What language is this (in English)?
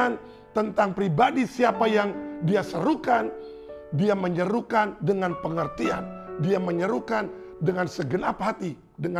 Indonesian